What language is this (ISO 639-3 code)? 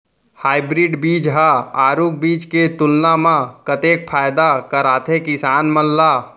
hne